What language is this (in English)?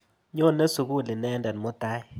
Kalenjin